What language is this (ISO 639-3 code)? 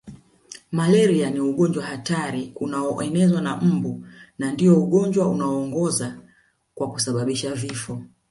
swa